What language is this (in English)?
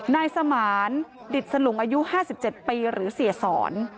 Thai